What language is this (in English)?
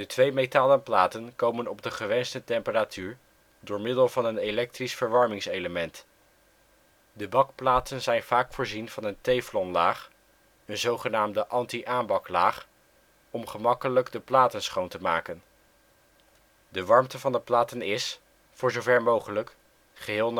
Dutch